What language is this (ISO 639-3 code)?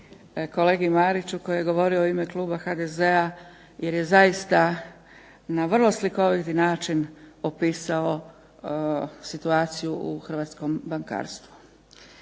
hrv